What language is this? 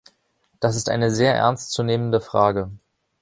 German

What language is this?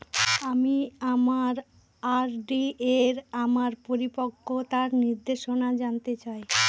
Bangla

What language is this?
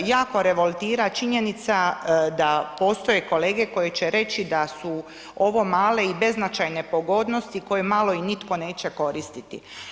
Croatian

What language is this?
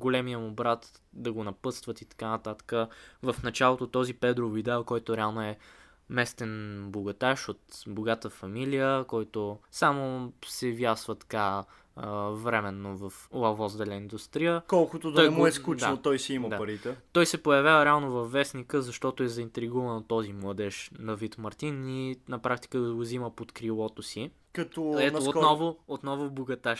Bulgarian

